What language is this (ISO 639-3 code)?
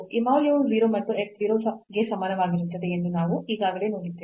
kan